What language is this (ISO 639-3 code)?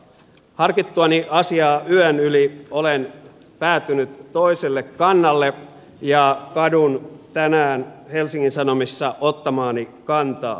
fin